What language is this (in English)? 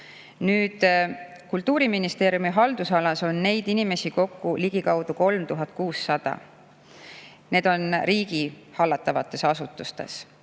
Estonian